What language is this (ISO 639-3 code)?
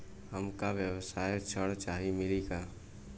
bho